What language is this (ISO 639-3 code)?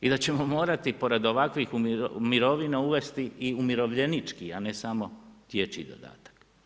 hrv